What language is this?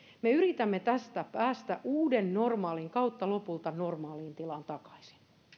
Finnish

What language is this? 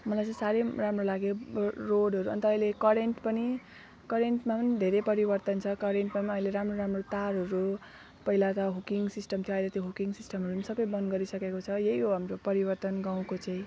Nepali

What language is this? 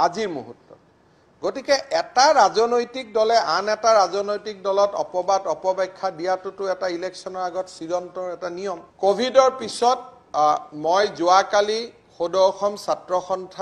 Hindi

